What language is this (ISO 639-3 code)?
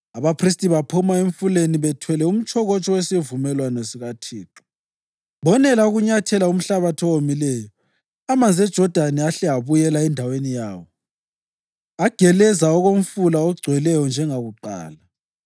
nde